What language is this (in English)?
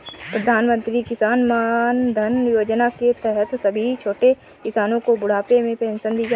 Hindi